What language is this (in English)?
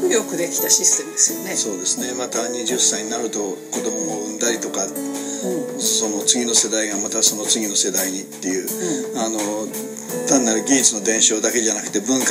Japanese